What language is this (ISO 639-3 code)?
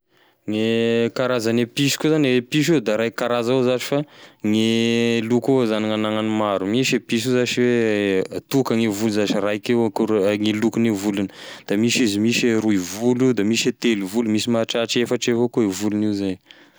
tkg